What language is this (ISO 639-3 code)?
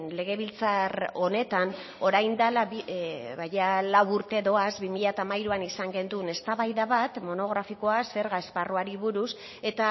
eus